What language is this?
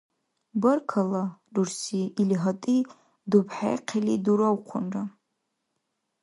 Dargwa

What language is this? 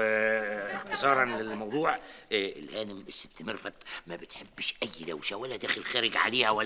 Arabic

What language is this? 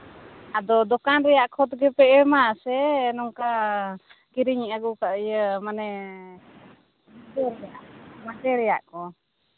Santali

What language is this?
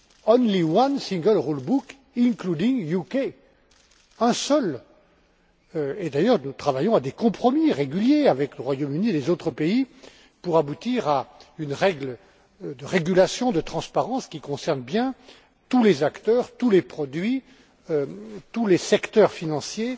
French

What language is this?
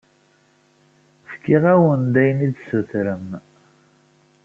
Kabyle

